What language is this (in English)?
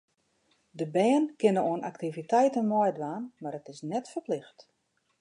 Western Frisian